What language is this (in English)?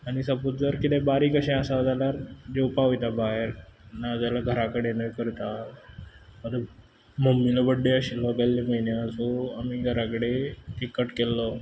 Konkani